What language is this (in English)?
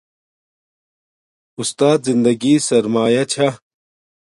Domaaki